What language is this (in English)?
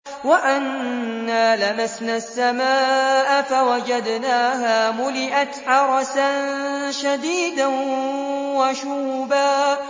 Arabic